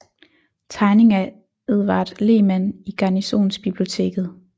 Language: Danish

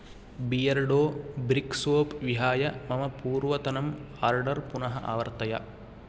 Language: Sanskrit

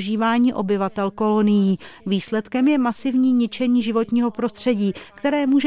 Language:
Czech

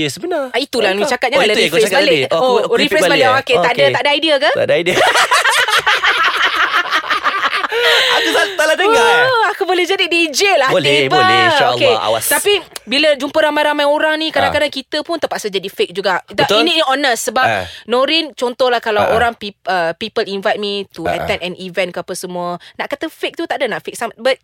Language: Malay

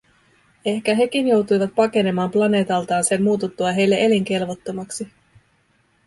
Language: Finnish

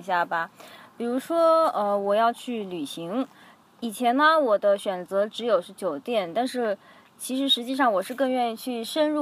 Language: Chinese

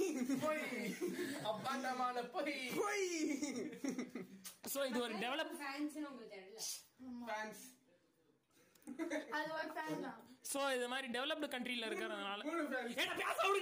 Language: Tamil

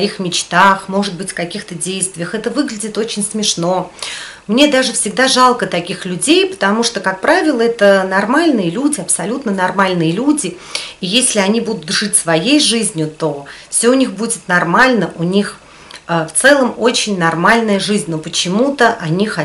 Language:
Russian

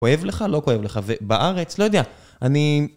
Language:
Hebrew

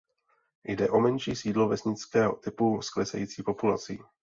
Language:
Czech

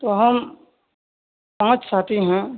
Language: Urdu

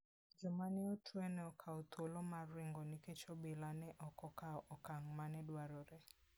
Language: Luo (Kenya and Tanzania)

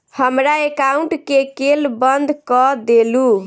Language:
Maithili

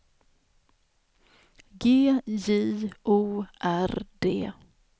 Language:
Swedish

